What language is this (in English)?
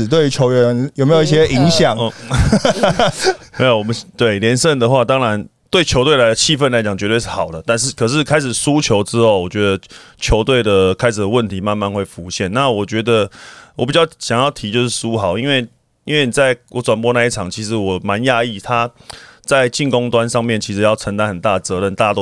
Chinese